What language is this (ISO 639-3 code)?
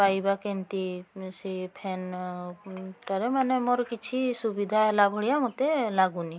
ori